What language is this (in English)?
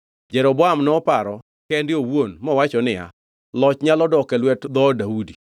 Luo (Kenya and Tanzania)